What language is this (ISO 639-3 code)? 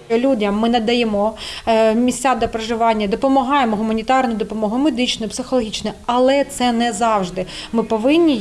ukr